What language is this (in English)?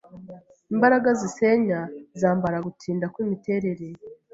Kinyarwanda